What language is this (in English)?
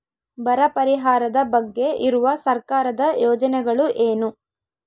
Kannada